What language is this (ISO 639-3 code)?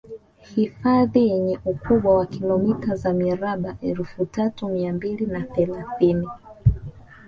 swa